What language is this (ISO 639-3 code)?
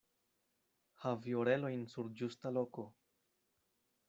epo